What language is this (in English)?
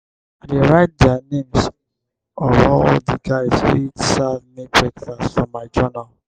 Nigerian Pidgin